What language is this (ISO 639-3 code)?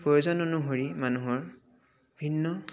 asm